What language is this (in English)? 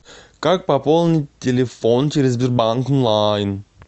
Russian